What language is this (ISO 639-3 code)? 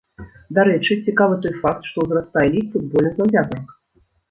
bel